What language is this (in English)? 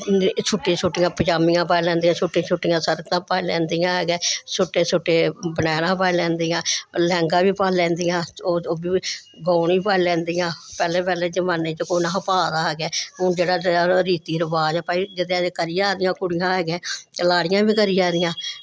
Dogri